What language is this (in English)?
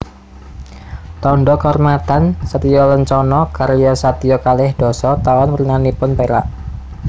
Javanese